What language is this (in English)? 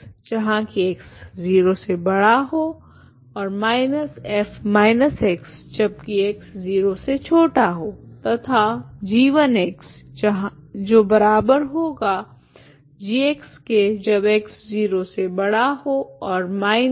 Hindi